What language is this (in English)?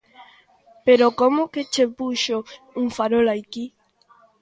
Galician